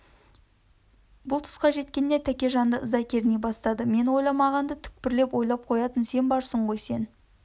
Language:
Kazakh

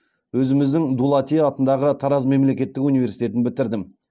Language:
Kazakh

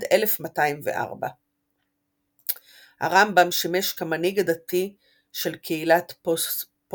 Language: Hebrew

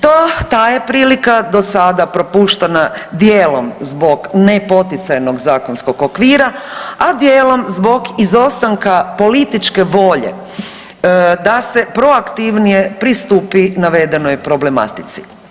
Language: Croatian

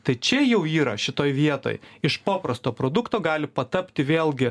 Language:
Lithuanian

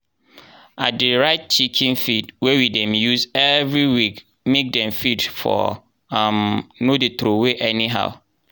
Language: Nigerian Pidgin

